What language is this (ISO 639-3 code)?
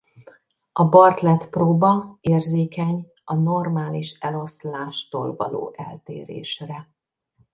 hun